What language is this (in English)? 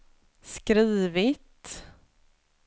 Swedish